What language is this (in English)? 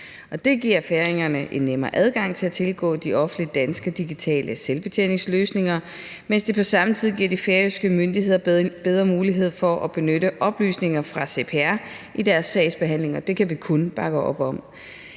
Danish